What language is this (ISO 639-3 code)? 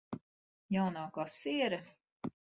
lav